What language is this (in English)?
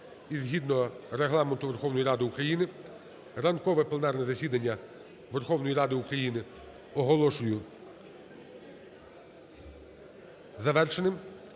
Ukrainian